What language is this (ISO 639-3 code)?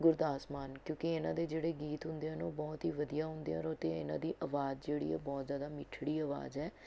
pan